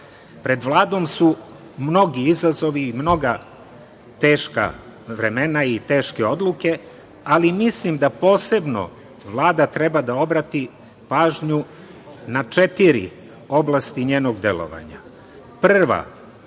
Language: Serbian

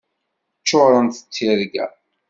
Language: Kabyle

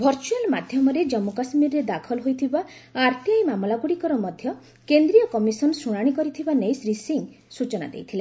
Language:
Odia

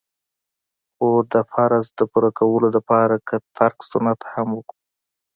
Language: Pashto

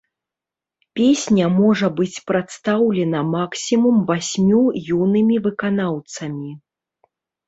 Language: Belarusian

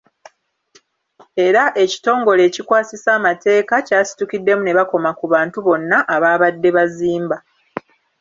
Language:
Ganda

